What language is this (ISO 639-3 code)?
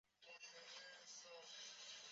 zho